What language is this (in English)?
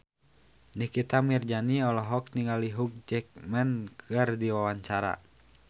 Sundanese